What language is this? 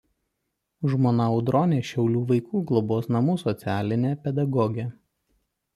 Lithuanian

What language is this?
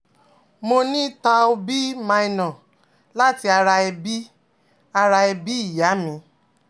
Yoruba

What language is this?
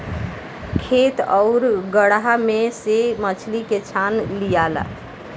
Bhojpuri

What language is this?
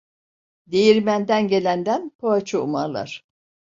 Turkish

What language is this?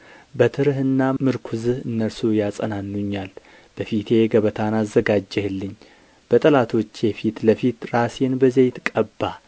Amharic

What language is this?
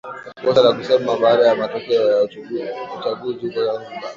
Swahili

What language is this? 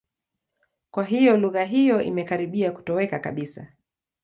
Swahili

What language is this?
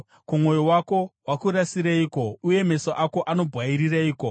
Shona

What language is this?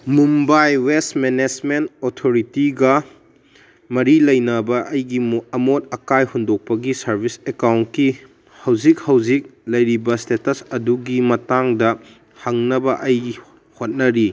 Manipuri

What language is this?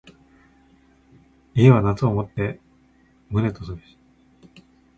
Japanese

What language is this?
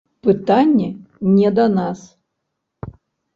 Belarusian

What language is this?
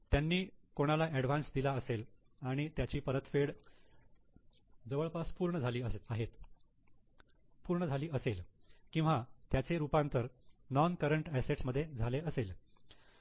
Marathi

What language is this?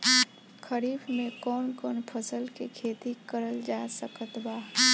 Bhojpuri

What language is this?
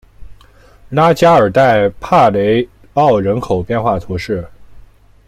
Chinese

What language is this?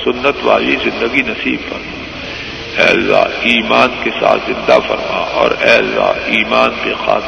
Urdu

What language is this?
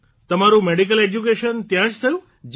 Gujarati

